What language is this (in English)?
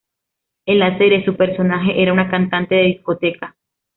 Spanish